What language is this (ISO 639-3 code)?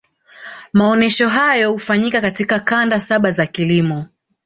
swa